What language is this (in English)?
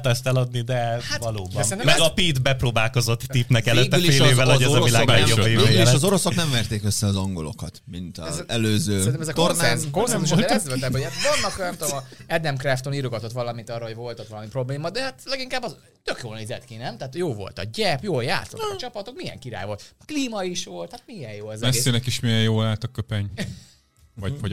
Hungarian